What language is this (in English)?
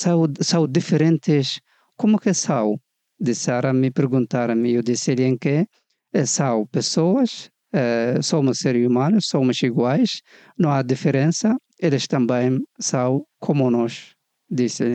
Portuguese